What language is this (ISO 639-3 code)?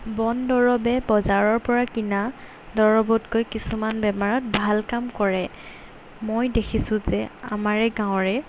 asm